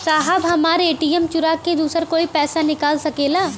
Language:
Bhojpuri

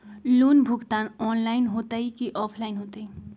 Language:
Magahi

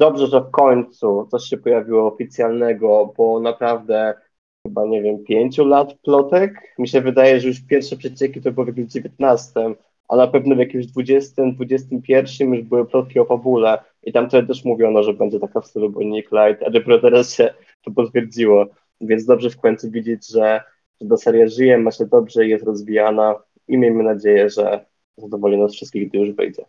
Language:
Polish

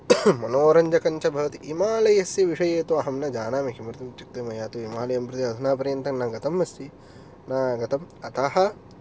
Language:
Sanskrit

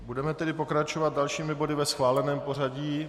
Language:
Czech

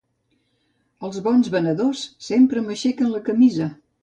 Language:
Catalan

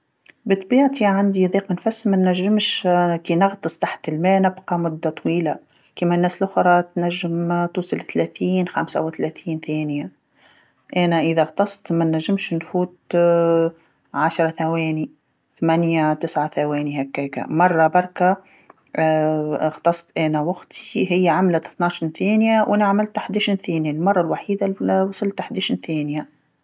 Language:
Tunisian Arabic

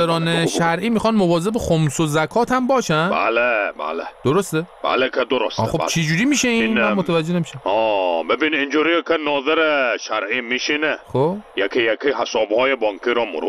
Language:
Persian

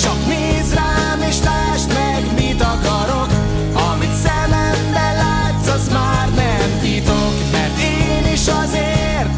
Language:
Hungarian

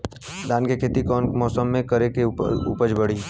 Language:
Bhojpuri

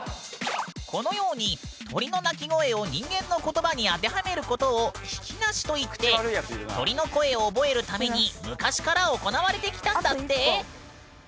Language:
Japanese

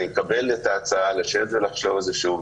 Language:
Hebrew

